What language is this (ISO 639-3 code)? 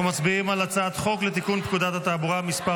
heb